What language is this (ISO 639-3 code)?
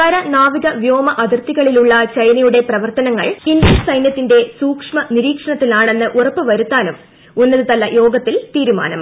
mal